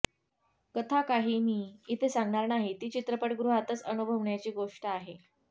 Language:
Marathi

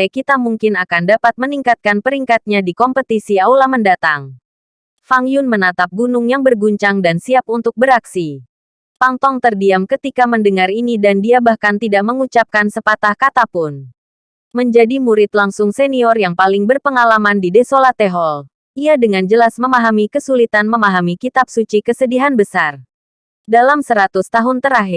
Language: Indonesian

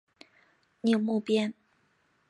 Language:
Chinese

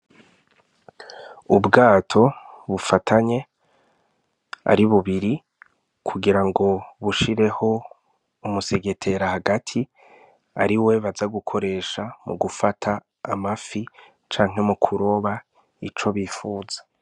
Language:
Rundi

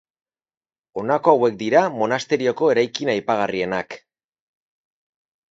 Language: Basque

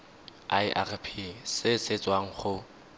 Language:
Tswana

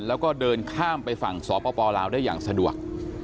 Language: Thai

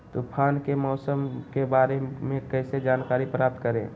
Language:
Magahi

